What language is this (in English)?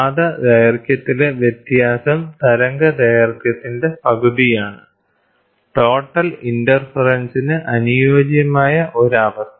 Malayalam